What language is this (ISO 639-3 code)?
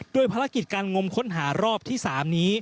tha